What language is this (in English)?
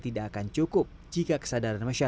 Indonesian